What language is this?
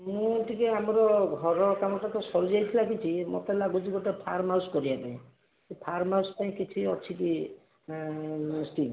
Odia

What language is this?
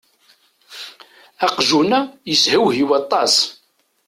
Kabyle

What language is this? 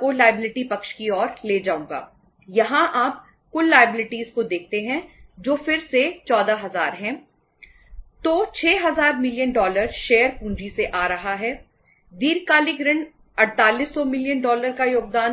Hindi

